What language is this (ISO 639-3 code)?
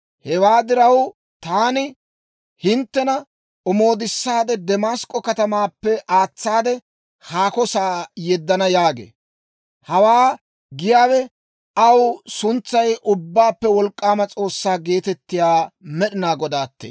dwr